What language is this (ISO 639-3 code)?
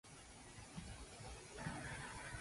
jpn